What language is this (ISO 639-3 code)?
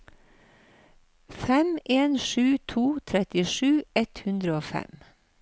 nor